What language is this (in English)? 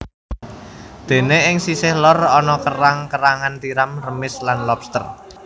Javanese